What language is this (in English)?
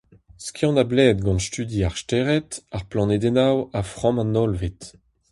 Breton